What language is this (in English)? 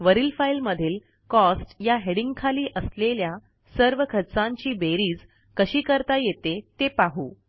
Marathi